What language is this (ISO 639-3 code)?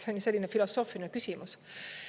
est